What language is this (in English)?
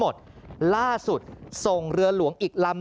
Thai